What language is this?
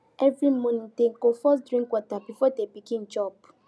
Nigerian Pidgin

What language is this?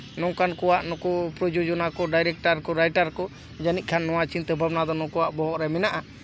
Santali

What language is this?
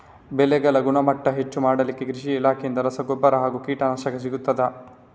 Kannada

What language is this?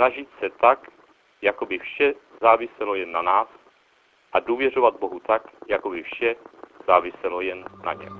Czech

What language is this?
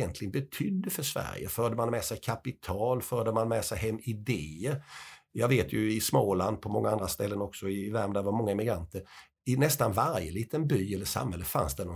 Swedish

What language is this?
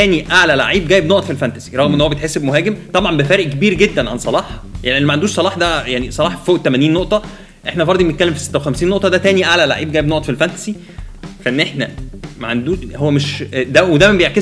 Arabic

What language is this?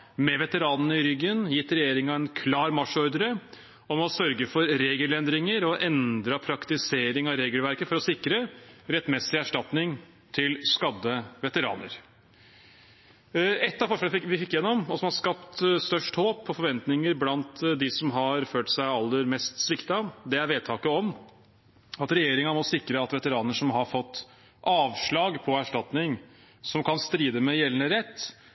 Norwegian Bokmål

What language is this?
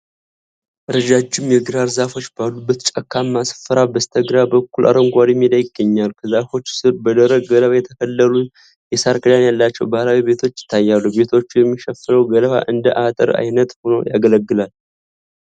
Amharic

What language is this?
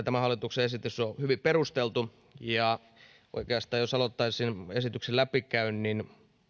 Finnish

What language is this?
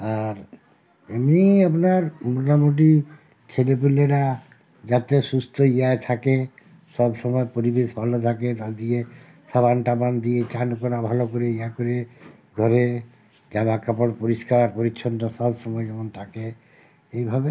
Bangla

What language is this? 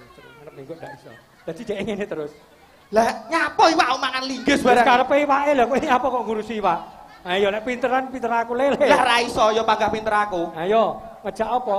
Indonesian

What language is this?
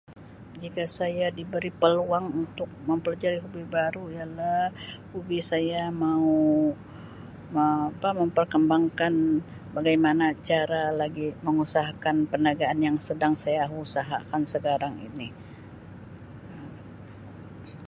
Sabah Malay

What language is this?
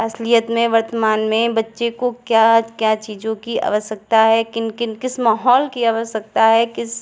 Hindi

